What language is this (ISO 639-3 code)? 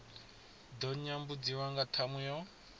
ven